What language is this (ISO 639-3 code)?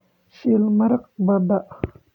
som